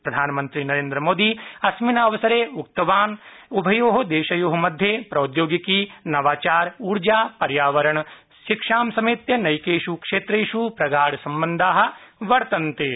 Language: Sanskrit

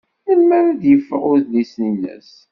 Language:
Kabyle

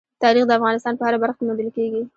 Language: Pashto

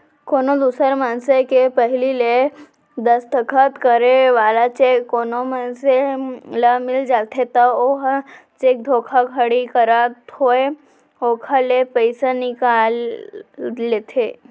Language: Chhattisgarhi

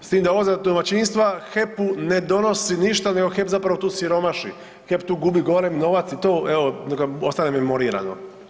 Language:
Croatian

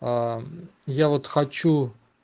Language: Russian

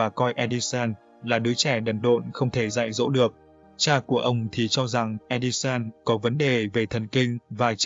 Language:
Vietnamese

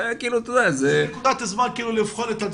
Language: Hebrew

